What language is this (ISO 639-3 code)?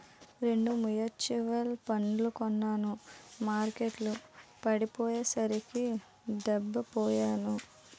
tel